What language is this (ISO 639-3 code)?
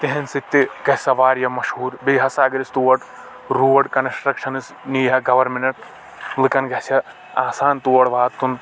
kas